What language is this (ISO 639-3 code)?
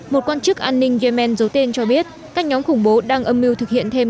vie